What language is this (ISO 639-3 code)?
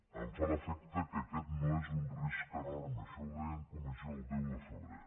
cat